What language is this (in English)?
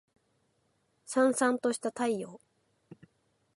Japanese